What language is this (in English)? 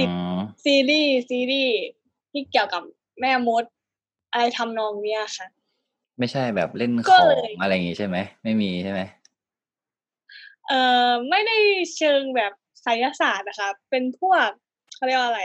Thai